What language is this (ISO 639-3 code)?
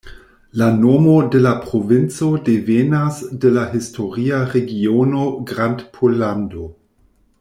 epo